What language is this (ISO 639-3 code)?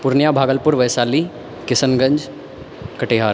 mai